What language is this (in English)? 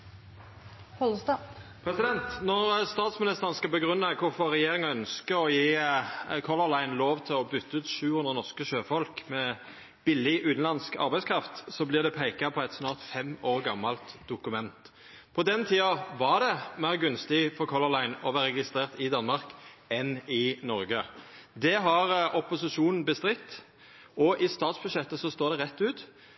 Norwegian Nynorsk